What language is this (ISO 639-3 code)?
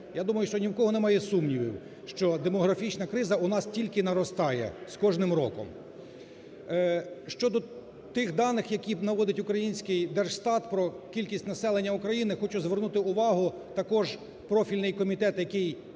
ukr